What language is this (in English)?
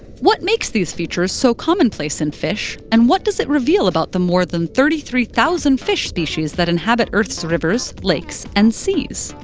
English